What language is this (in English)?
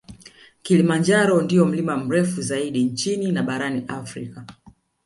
Swahili